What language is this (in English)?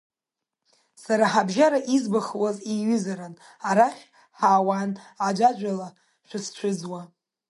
Abkhazian